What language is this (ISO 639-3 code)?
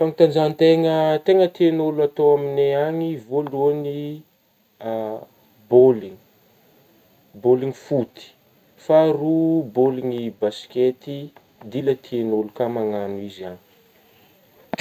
bmm